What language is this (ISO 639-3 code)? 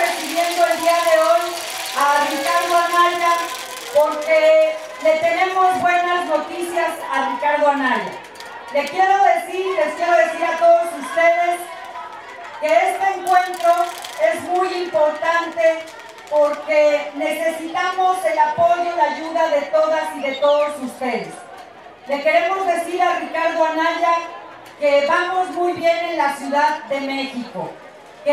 spa